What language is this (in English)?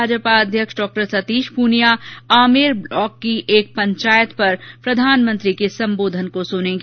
Hindi